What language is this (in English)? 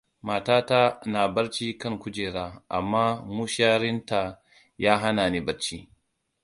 Hausa